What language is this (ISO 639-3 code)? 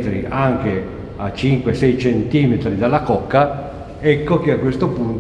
ita